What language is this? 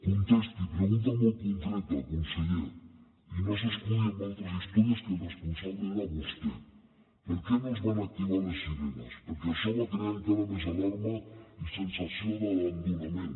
Catalan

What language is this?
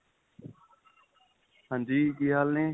Punjabi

